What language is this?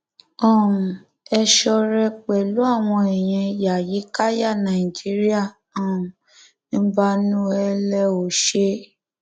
Yoruba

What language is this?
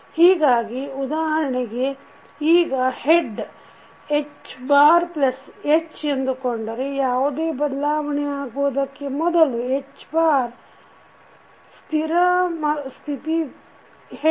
Kannada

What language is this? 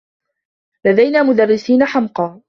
Arabic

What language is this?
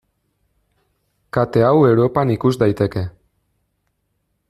Basque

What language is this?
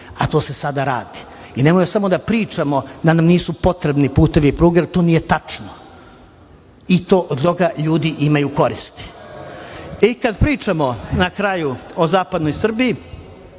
Serbian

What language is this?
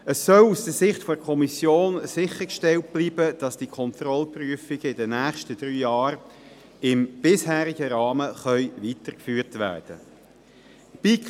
Swiss German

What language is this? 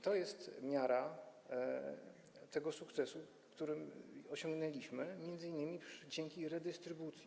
Polish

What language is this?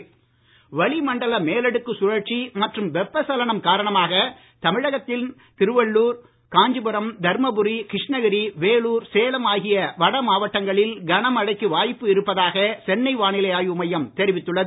Tamil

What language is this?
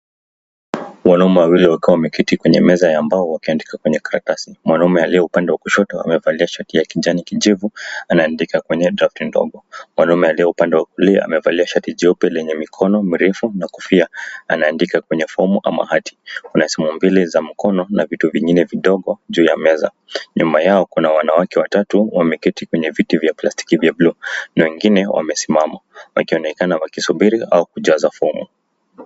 Swahili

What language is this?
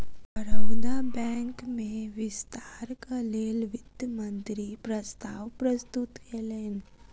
Maithili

